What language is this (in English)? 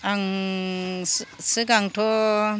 Bodo